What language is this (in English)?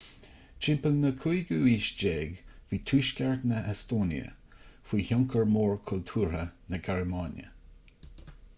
Irish